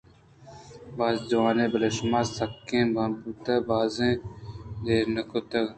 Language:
Eastern Balochi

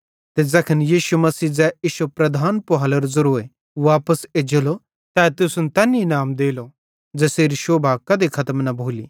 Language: Bhadrawahi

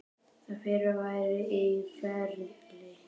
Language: Icelandic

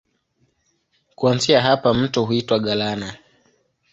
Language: Swahili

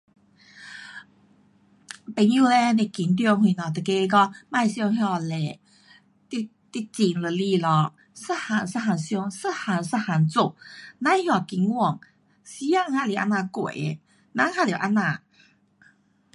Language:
Pu-Xian Chinese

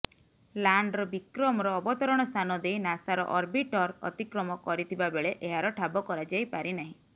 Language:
Odia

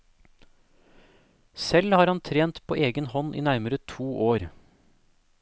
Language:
Norwegian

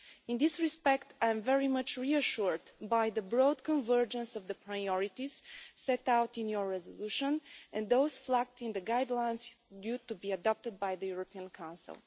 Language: English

